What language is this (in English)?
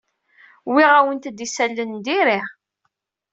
Kabyle